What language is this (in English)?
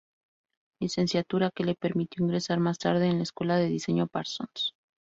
Spanish